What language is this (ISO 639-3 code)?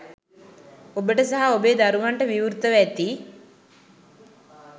sin